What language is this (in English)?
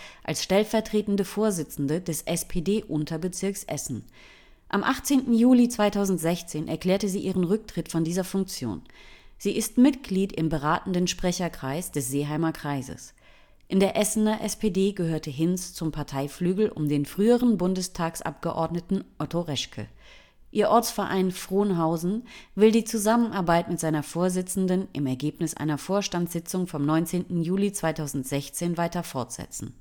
German